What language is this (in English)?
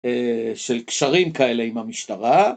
Hebrew